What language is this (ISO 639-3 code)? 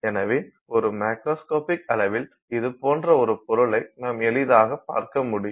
tam